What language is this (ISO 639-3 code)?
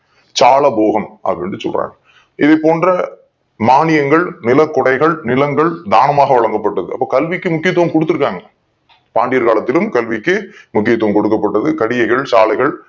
tam